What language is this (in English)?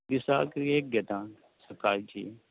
Konkani